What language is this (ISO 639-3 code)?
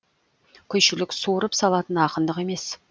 kaz